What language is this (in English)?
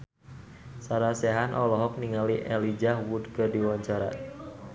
Sundanese